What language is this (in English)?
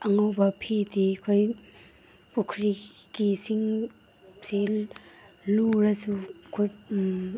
Manipuri